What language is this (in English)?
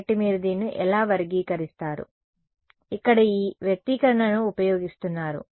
Telugu